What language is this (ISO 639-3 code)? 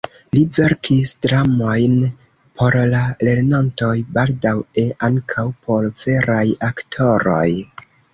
epo